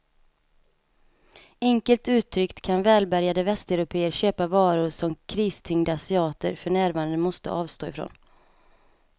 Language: Swedish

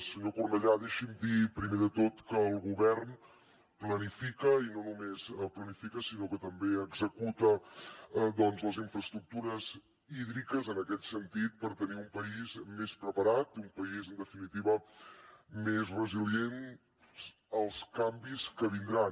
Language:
Catalan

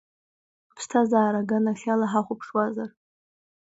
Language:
Abkhazian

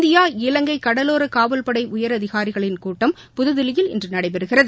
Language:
Tamil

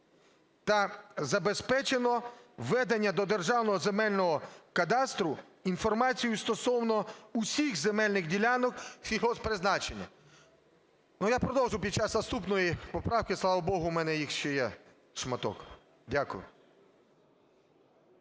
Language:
Ukrainian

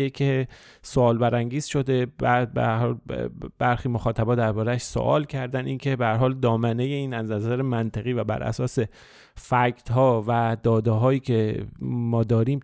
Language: Persian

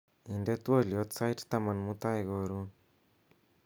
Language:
Kalenjin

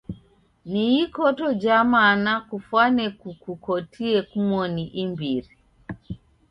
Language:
Taita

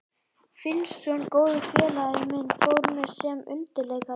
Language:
Icelandic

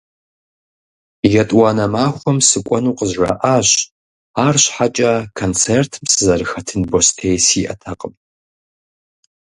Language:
Kabardian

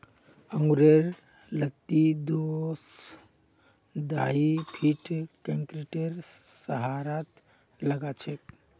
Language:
Magahi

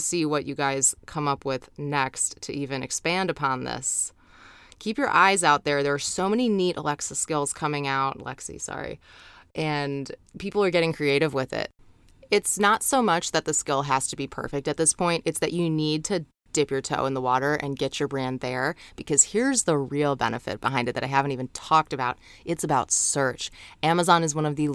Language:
English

